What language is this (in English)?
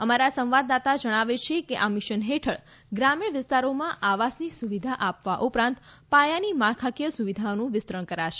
Gujarati